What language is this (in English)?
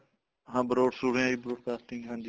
Punjabi